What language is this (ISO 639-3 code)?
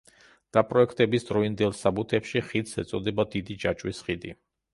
kat